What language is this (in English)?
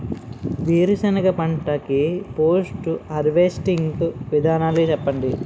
Telugu